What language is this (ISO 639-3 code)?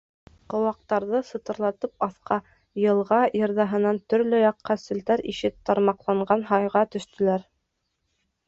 bak